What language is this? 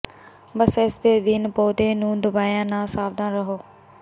Punjabi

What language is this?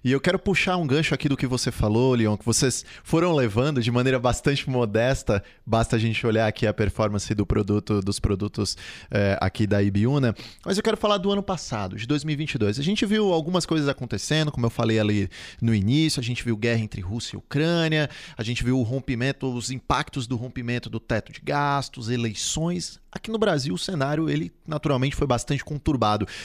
Portuguese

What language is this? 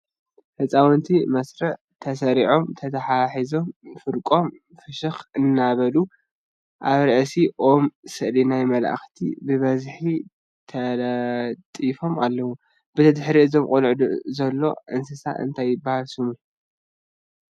Tigrinya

